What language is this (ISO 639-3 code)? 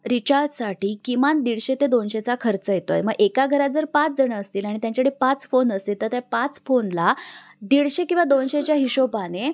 mar